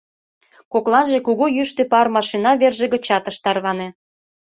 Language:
Mari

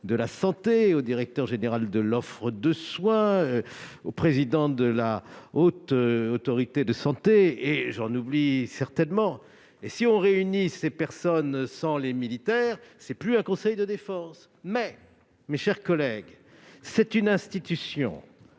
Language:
French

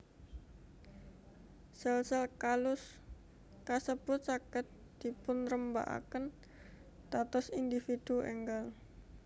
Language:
Javanese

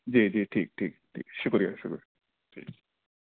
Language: Urdu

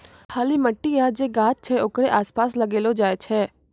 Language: Maithili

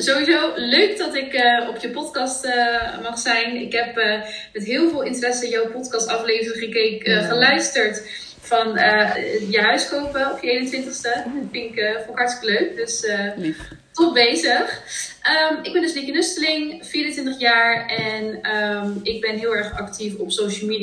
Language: Dutch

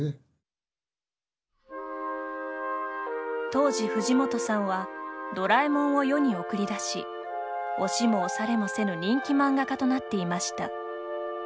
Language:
Japanese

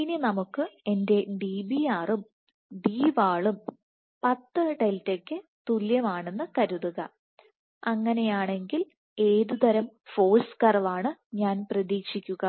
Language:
Malayalam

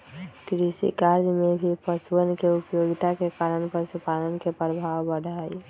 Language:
Magahi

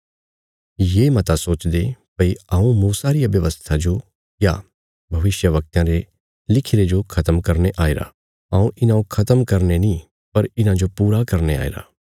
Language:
Bilaspuri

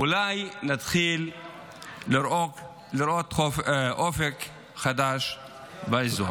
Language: Hebrew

